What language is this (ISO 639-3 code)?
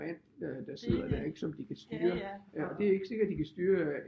dan